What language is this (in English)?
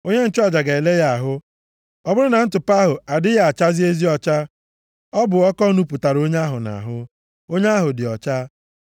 Igbo